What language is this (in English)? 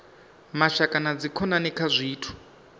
Venda